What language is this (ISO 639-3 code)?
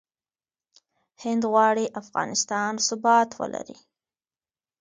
pus